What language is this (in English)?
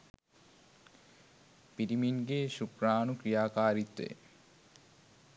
Sinhala